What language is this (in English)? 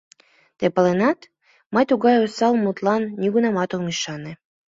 Mari